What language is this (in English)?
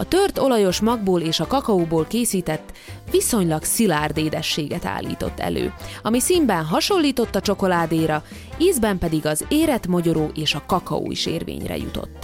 Hungarian